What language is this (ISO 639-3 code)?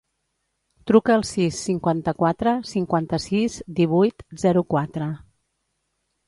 cat